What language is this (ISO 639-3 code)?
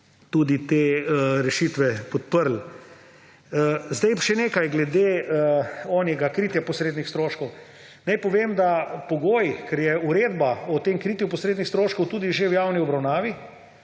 slv